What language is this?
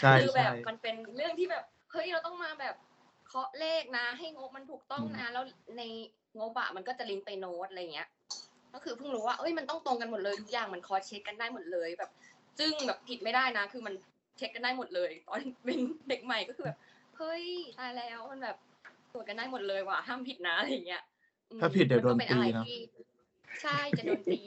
Thai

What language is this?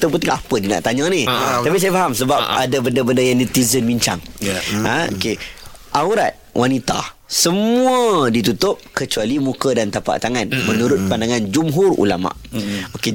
Malay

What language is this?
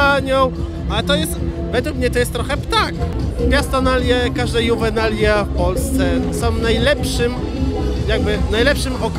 Polish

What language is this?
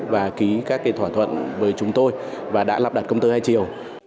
Vietnamese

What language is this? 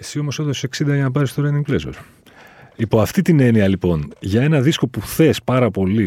Greek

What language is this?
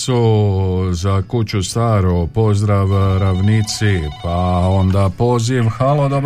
Croatian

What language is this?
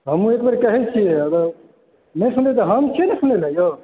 Maithili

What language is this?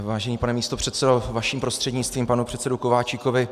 Czech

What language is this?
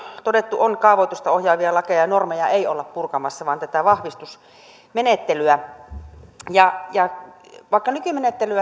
Finnish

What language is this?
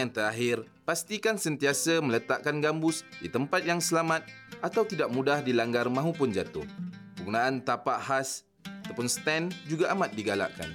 Malay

